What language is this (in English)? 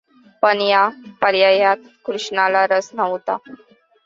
Marathi